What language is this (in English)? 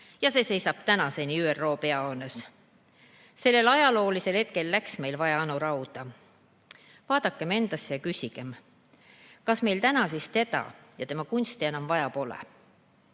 Estonian